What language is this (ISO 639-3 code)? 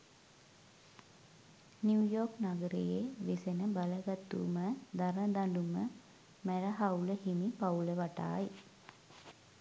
sin